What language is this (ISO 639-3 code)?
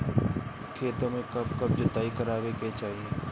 bho